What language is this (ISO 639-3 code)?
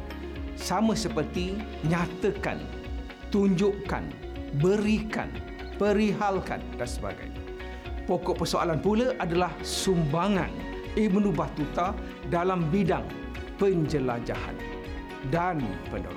msa